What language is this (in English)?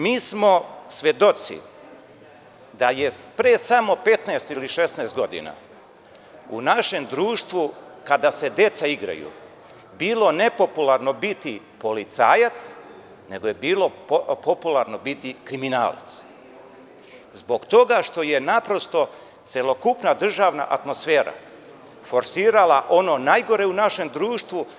Serbian